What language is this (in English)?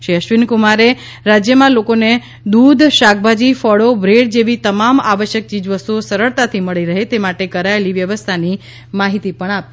Gujarati